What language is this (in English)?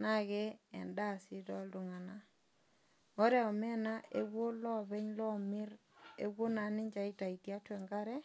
Masai